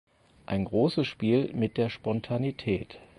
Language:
German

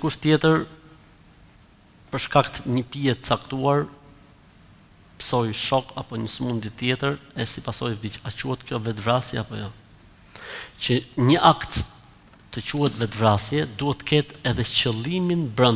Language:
German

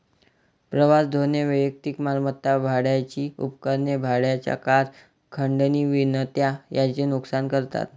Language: Marathi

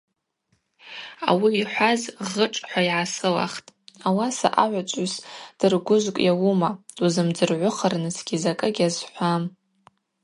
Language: Abaza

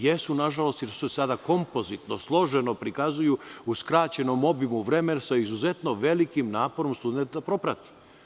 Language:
Serbian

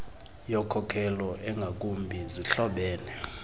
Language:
Xhosa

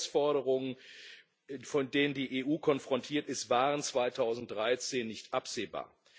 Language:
German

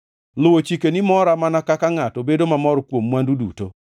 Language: Luo (Kenya and Tanzania)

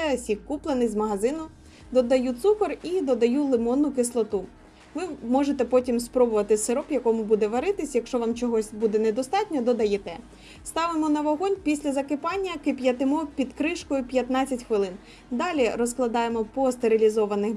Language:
Ukrainian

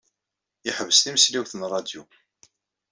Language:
Kabyle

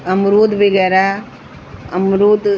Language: Sindhi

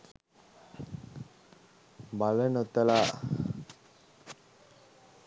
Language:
Sinhala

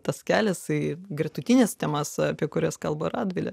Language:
Lithuanian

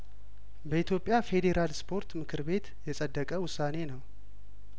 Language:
Amharic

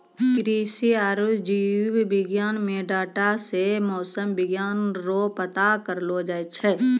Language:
Maithili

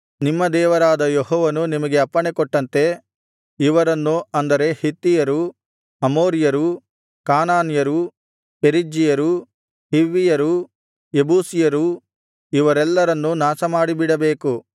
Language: Kannada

